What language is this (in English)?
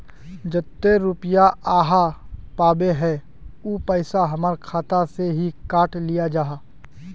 Magahi